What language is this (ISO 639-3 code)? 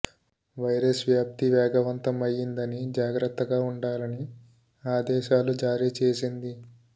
tel